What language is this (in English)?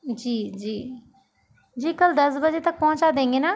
Hindi